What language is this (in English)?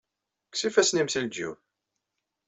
Kabyle